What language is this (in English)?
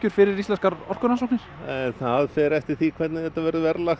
Icelandic